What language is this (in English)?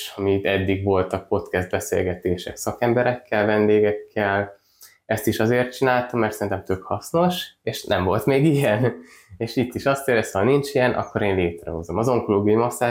Hungarian